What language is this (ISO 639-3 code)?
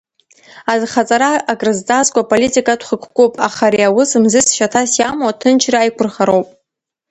abk